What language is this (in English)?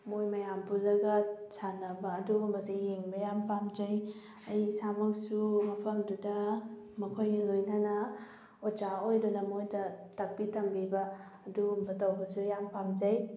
Manipuri